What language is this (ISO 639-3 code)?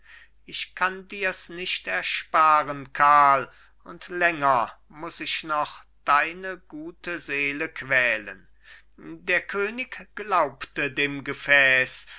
deu